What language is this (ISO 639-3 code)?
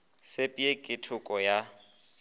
nso